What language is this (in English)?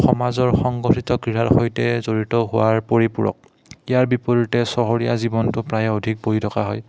Assamese